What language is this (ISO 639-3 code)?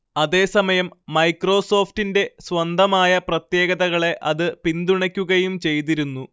mal